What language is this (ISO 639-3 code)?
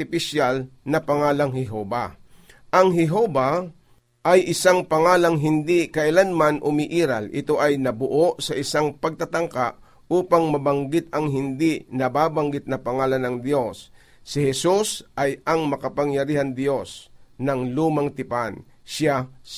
fil